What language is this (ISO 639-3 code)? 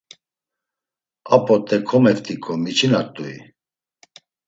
lzz